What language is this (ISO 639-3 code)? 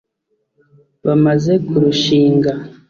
kin